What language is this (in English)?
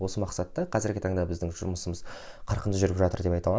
Kazakh